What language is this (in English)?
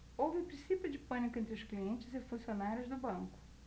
Portuguese